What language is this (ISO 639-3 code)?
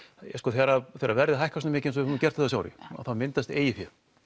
isl